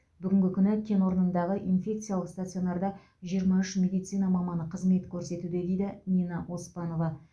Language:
Kazakh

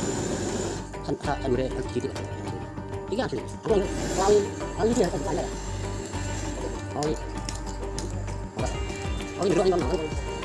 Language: Indonesian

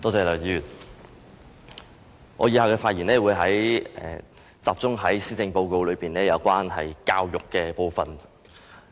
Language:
Cantonese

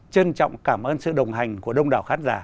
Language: Vietnamese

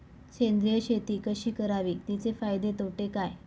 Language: Marathi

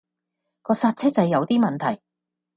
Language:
Cantonese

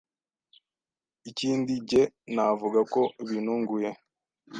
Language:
Kinyarwanda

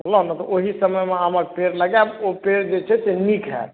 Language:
Maithili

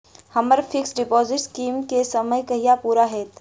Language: Maithili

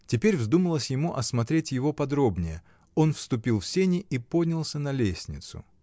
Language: Russian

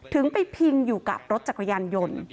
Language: Thai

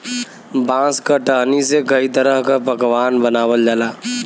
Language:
Bhojpuri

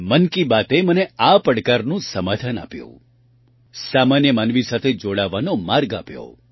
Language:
Gujarati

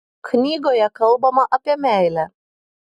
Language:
Lithuanian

